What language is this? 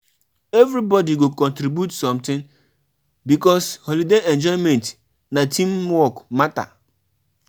Nigerian Pidgin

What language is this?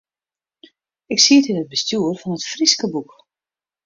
Western Frisian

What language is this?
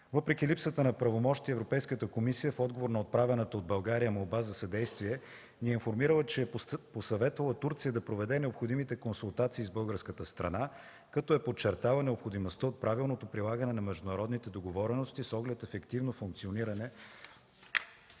Bulgarian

